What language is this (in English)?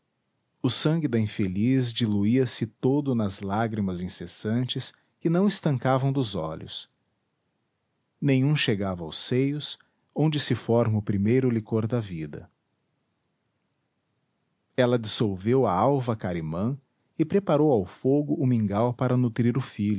Portuguese